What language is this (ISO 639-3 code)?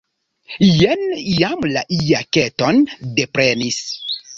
epo